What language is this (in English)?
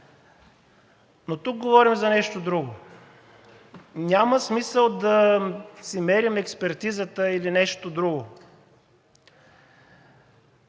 Bulgarian